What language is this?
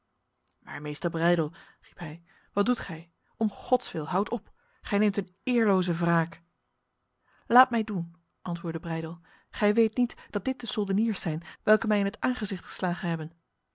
Dutch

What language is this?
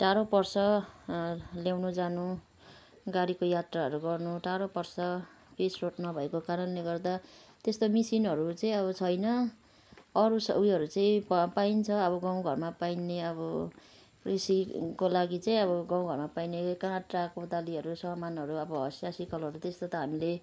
Nepali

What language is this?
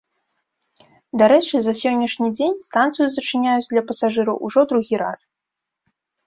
Belarusian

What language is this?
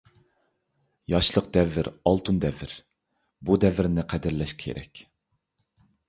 Uyghur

